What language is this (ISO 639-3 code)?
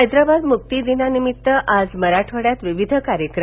mar